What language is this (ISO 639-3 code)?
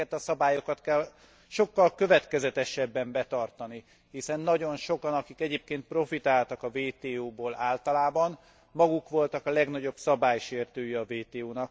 hun